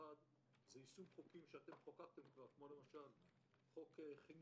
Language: Hebrew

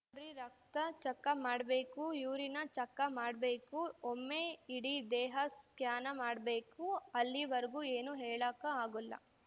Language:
Kannada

